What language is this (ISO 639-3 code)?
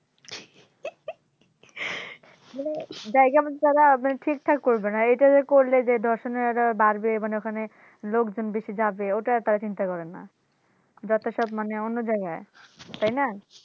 ben